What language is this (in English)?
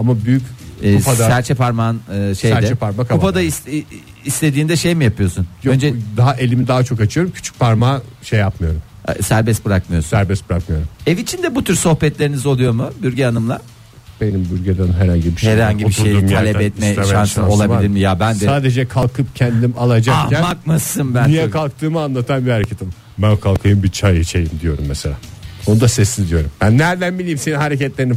Turkish